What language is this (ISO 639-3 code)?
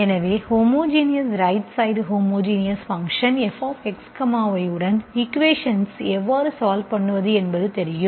tam